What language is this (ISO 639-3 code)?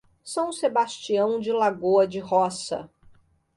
por